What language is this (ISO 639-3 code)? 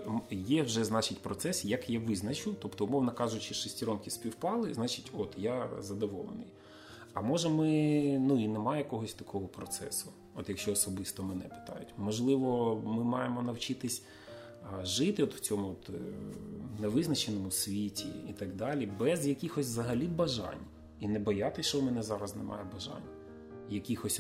ukr